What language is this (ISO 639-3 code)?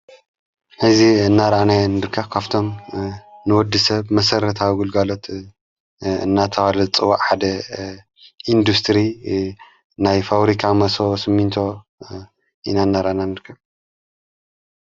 tir